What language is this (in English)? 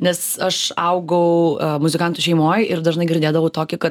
Lithuanian